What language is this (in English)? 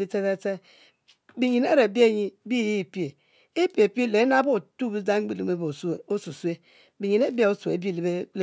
Mbe